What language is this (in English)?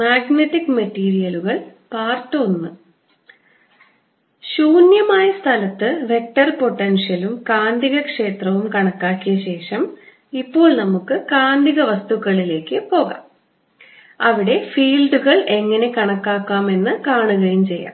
Malayalam